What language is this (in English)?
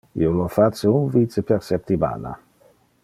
Interlingua